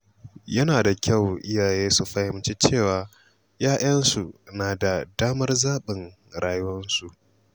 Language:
Hausa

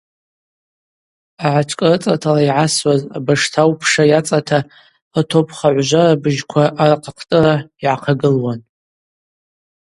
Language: Abaza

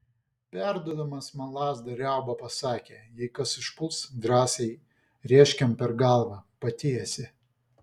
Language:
Lithuanian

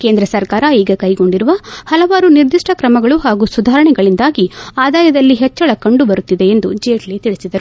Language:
Kannada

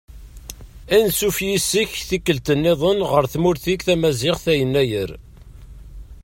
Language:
Kabyle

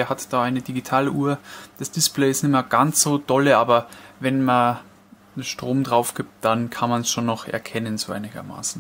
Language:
German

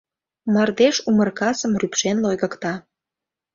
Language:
Mari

